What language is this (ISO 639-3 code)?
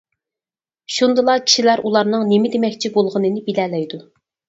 uig